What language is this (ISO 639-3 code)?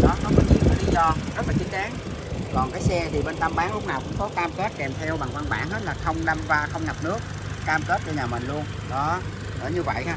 vie